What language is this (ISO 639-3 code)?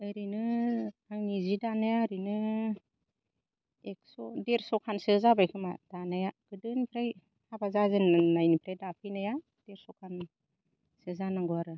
brx